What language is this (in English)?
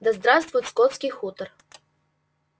Russian